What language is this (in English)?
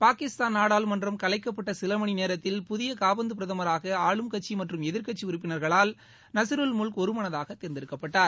Tamil